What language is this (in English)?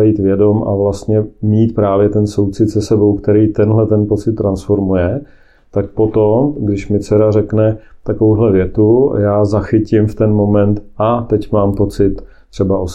Czech